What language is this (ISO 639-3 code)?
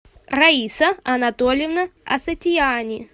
rus